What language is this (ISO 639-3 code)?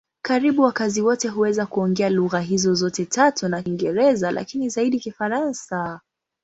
swa